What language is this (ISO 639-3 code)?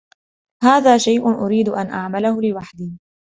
ara